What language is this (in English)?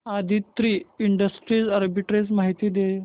Marathi